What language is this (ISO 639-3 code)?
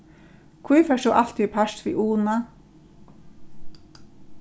fao